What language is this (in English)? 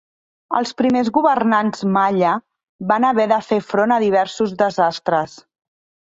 Catalan